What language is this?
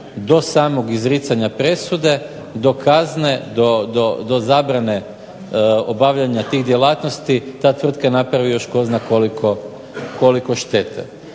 Croatian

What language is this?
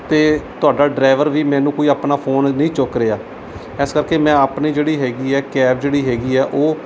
Punjabi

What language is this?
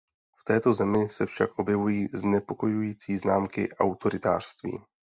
Czech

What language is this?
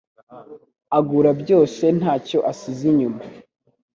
Kinyarwanda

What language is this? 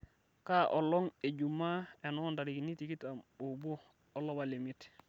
Masai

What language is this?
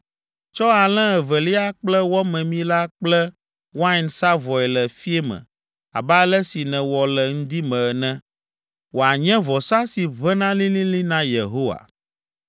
Ewe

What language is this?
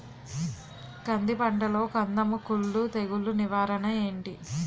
Telugu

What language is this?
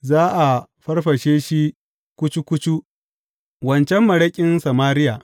Hausa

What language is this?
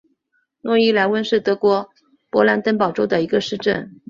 Chinese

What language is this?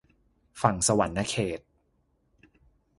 Thai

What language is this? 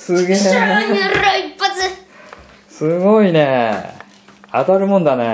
Japanese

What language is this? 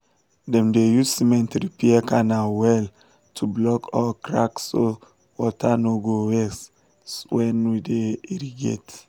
Nigerian Pidgin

